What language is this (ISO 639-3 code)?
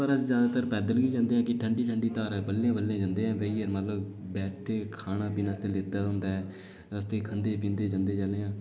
doi